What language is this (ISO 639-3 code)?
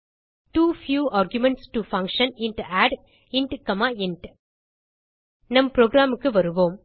tam